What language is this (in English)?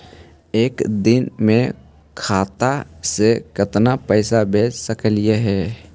Magahi